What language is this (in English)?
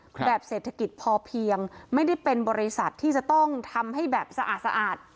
Thai